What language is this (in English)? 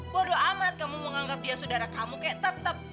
Indonesian